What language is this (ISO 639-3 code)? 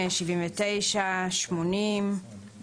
heb